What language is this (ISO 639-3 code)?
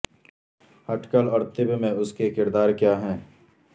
urd